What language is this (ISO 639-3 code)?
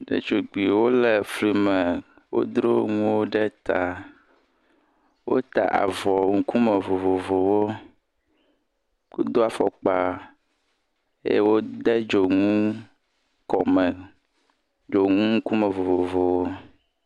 ewe